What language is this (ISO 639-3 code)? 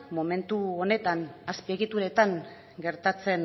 eus